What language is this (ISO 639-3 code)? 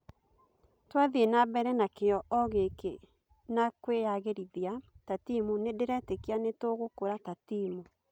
kik